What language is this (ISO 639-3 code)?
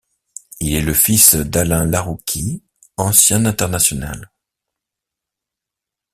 fra